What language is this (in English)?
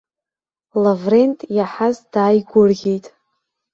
Abkhazian